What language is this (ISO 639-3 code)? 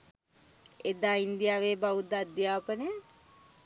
sin